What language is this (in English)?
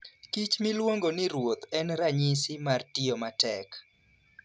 Luo (Kenya and Tanzania)